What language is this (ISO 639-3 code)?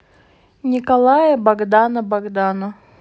rus